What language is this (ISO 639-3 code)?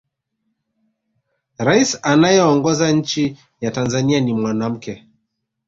swa